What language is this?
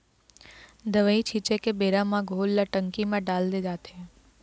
Chhattisgarhi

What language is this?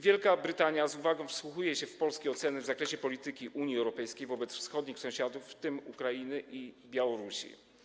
Polish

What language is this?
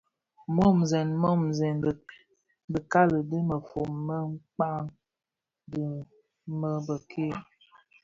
Bafia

